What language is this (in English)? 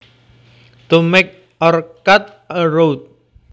Javanese